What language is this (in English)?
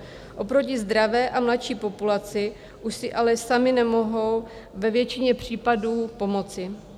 Czech